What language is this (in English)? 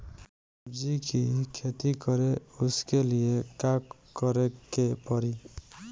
Bhojpuri